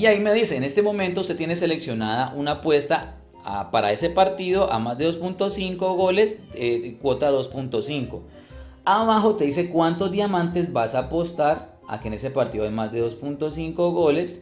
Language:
Spanish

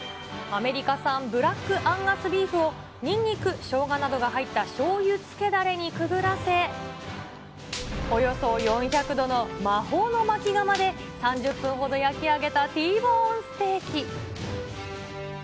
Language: Japanese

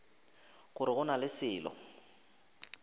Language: Northern Sotho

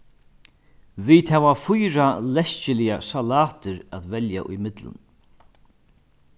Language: Faroese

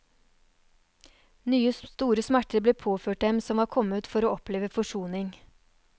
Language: Norwegian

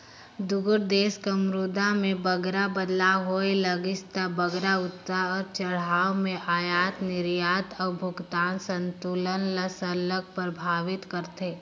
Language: Chhattisgarhi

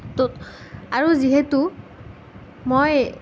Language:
Assamese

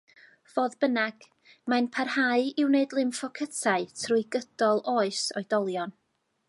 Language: Welsh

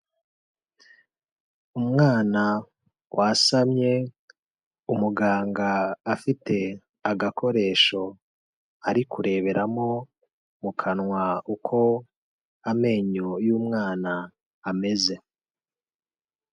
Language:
Kinyarwanda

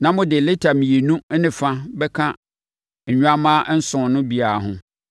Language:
Akan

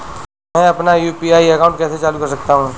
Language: Hindi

